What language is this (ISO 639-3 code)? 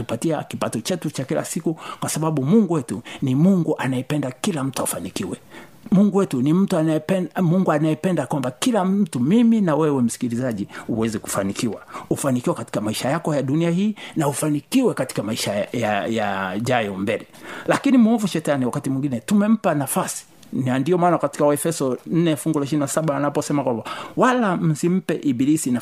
swa